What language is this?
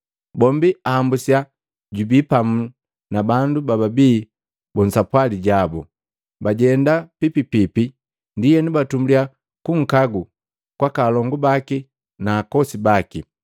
Matengo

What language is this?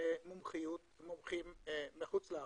Hebrew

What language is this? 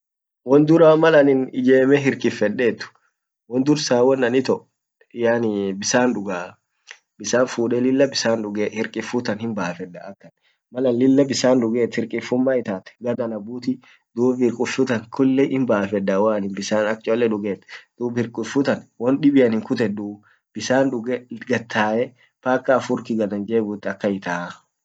Orma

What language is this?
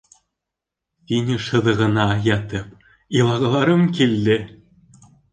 Bashkir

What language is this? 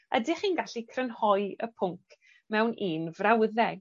Welsh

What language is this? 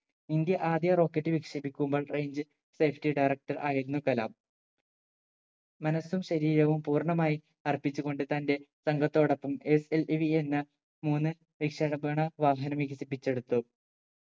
Malayalam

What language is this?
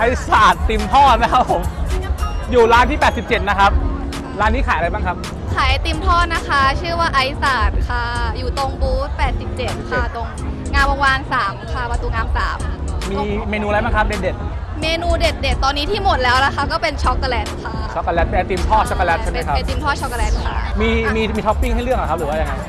Thai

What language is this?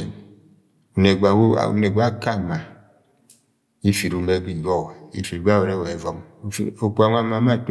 Agwagwune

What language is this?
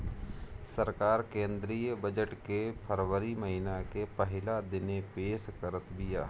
Bhojpuri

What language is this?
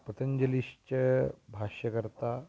Sanskrit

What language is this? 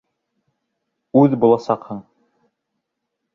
Bashkir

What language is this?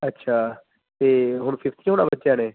Punjabi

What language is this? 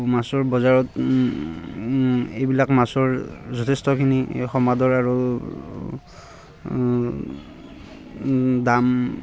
Assamese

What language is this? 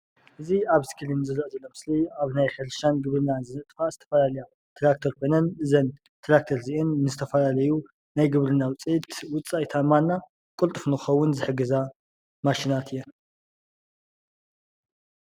Tigrinya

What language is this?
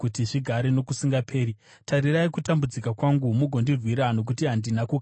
Shona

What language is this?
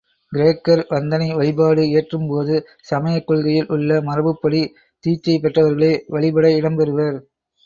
Tamil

